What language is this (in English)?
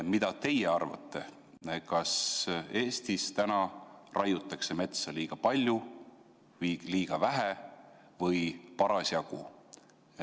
Estonian